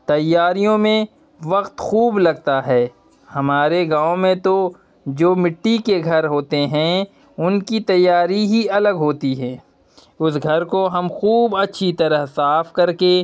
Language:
Urdu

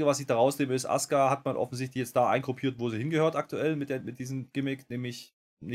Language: German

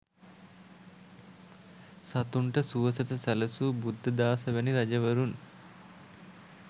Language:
Sinhala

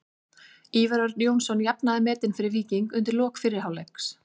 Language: Icelandic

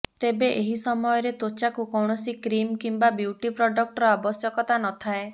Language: Odia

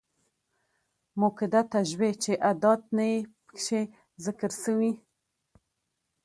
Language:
Pashto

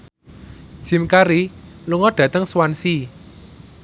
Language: Javanese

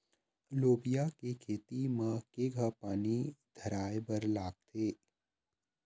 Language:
Chhattisgarhi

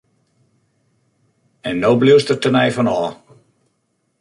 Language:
Western Frisian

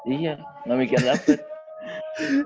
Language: Indonesian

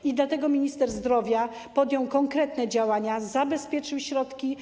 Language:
Polish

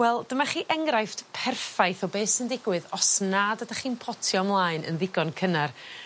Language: Welsh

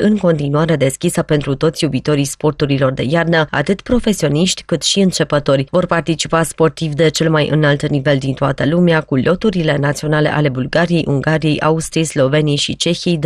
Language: Romanian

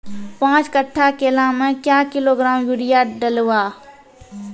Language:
Maithili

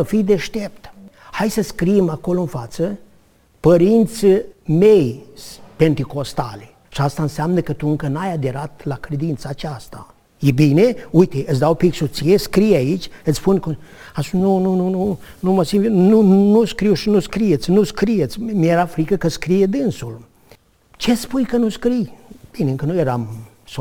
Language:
Romanian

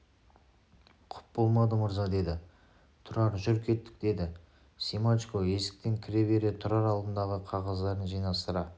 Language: Kazakh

